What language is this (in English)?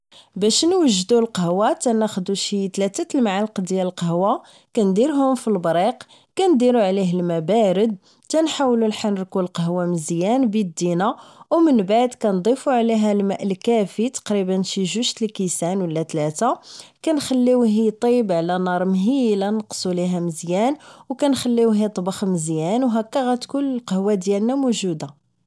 Moroccan Arabic